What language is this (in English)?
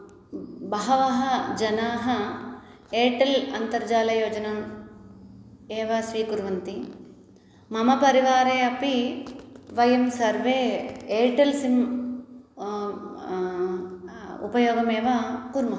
Sanskrit